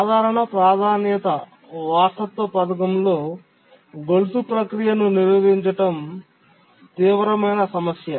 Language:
Telugu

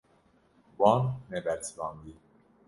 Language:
Kurdish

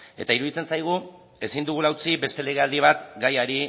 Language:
Basque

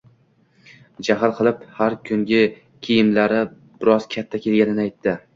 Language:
Uzbek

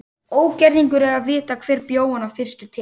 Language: Icelandic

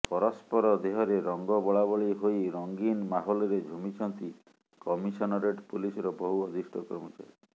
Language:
Odia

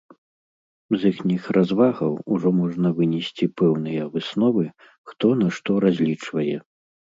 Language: Belarusian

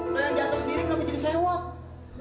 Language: Indonesian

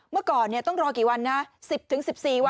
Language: Thai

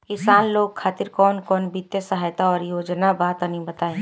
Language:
Bhojpuri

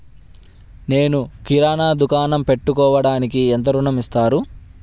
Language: Telugu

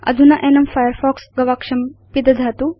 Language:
Sanskrit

